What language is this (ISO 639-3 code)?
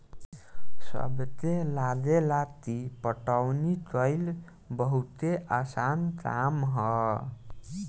bho